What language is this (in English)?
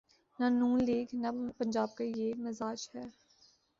Urdu